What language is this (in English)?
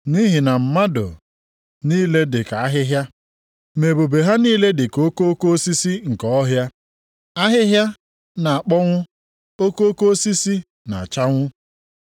Igbo